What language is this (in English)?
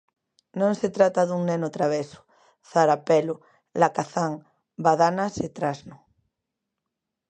Galician